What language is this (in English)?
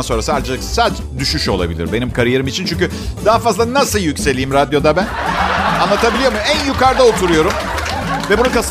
Turkish